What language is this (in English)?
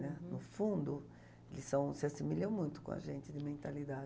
Portuguese